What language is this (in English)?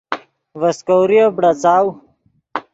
Yidgha